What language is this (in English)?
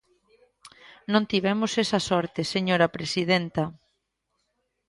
Galician